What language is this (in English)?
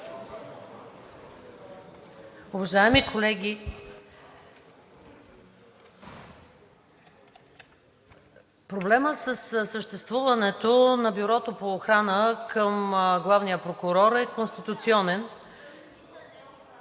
Bulgarian